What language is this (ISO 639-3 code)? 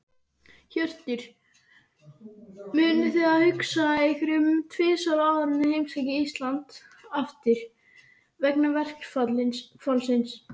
isl